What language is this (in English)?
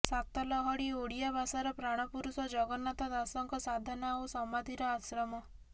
Odia